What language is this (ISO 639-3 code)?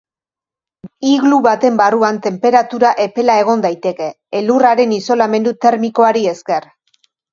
eus